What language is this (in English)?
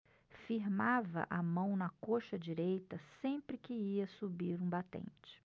Portuguese